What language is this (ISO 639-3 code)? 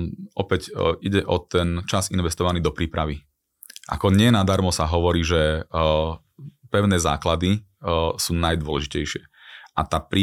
slk